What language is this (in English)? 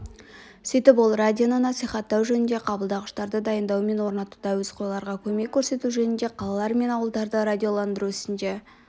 Kazakh